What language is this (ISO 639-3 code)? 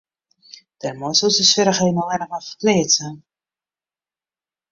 fry